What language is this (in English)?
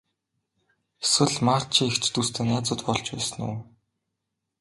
Mongolian